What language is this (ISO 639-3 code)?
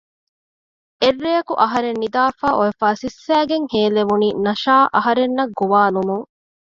div